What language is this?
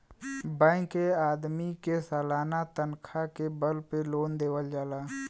Bhojpuri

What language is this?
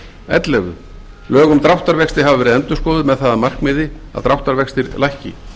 Icelandic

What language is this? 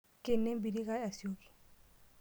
Masai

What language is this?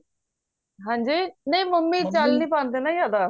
Punjabi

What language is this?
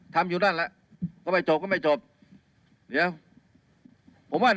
Thai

